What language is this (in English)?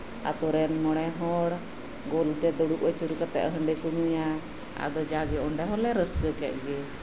Santali